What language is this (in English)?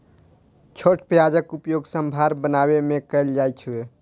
Maithili